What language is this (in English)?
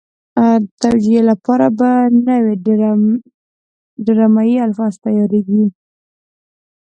Pashto